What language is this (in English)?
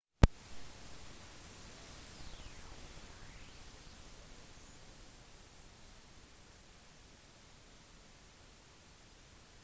Norwegian Bokmål